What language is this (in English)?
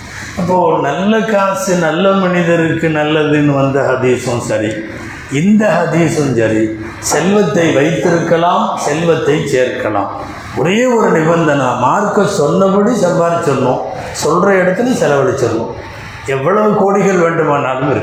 Tamil